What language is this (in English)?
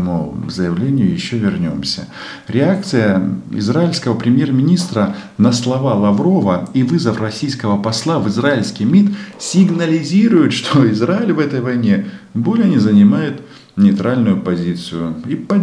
Russian